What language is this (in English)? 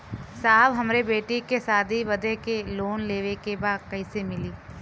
Bhojpuri